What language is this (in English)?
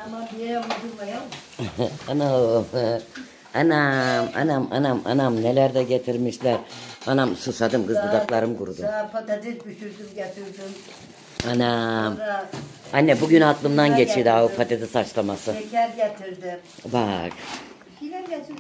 Turkish